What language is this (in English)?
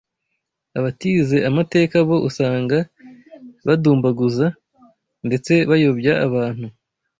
Kinyarwanda